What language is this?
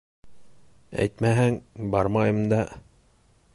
Bashkir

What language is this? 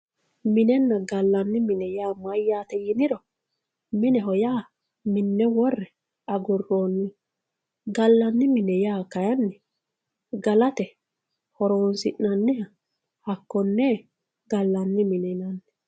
Sidamo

